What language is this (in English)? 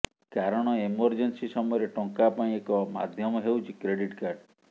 Odia